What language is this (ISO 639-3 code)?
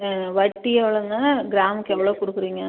tam